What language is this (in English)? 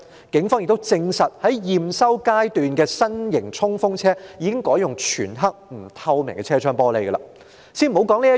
Cantonese